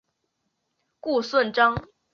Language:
Chinese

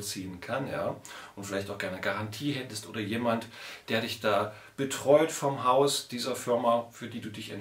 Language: German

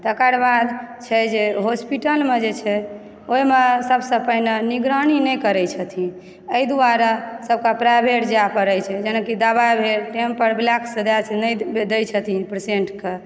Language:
Maithili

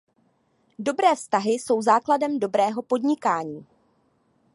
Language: Czech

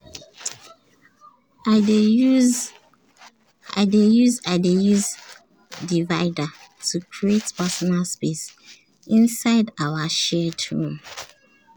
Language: Nigerian Pidgin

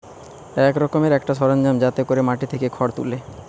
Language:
Bangla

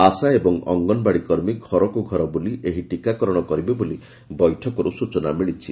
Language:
Odia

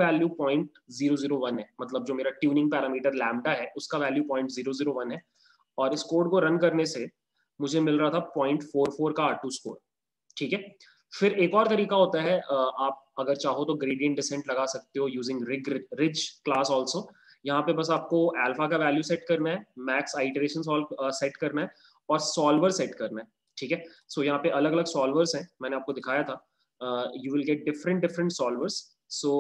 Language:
Hindi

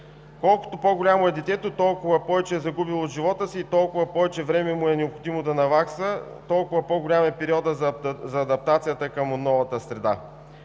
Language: Bulgarian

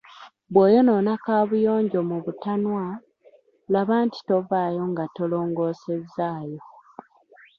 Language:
Ganda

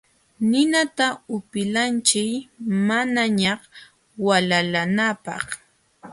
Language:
Jauja Wanca Quechua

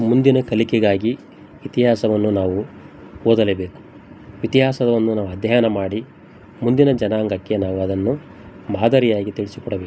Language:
Kannada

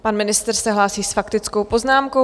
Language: Czech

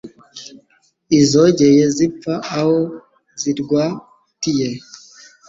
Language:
Kinyarwanda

